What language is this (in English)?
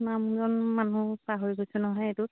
Assamese